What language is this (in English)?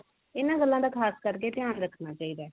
Punjabi